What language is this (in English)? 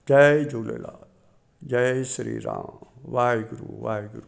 Sindhi